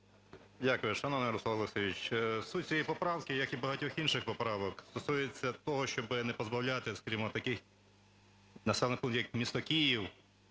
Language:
Ukrainian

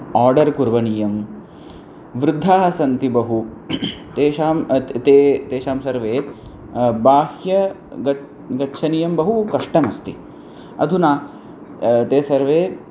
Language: Sanskrit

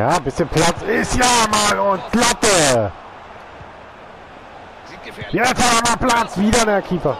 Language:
German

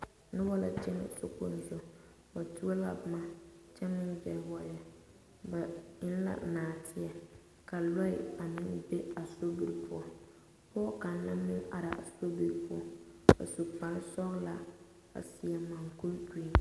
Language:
Southern Dagaare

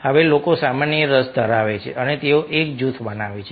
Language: Gujarati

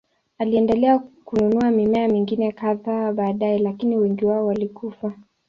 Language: Swahili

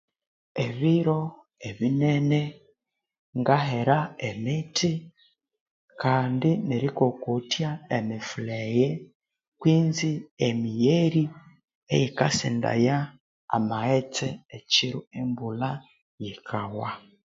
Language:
Konzo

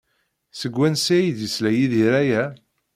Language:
Kabyle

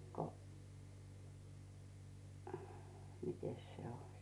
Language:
Finnish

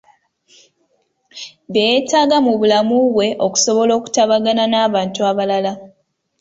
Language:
Ganda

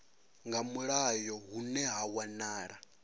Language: Venda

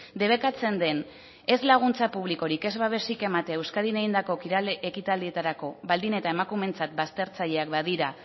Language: Basque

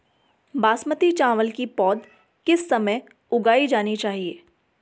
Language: Hindi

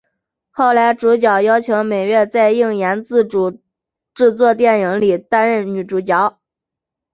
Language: Chinese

